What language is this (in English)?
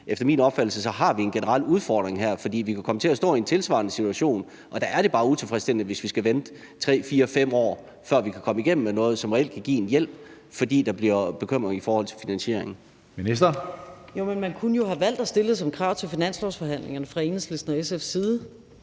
Danish